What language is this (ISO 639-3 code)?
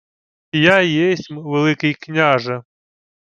ukr